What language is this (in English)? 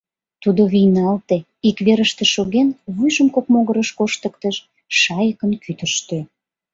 Mari